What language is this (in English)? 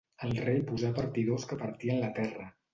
Catalan